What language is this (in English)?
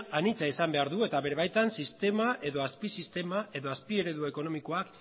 Basque